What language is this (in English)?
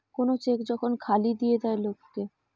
Bangla